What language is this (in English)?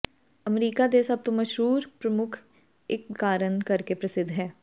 Punjabi